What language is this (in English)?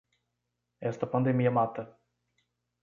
Portuguese